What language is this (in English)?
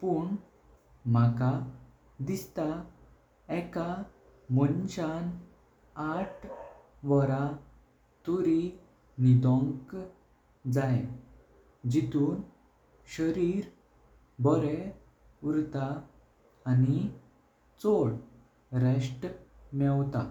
Konkani